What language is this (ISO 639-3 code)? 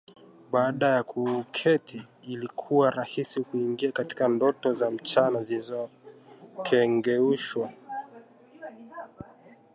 swa